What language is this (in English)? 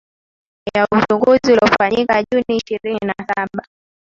Swahili